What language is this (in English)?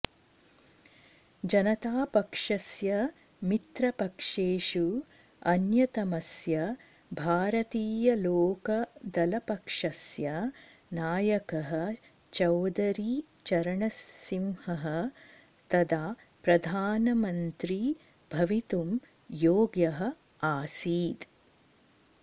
Sanskrit